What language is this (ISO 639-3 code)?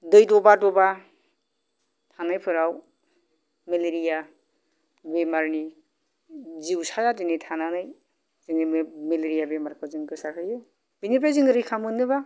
brx